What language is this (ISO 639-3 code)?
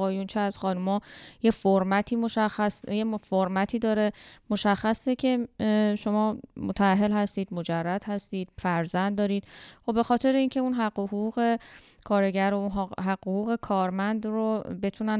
fas